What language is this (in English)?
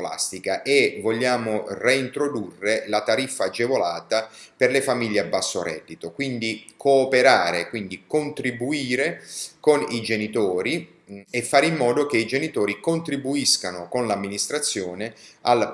Italian